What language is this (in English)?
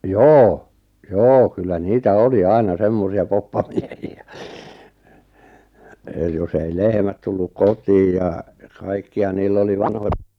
Finnish